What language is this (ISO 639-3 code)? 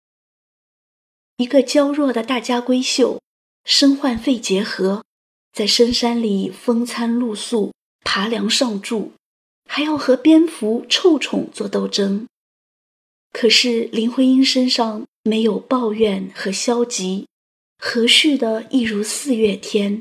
zho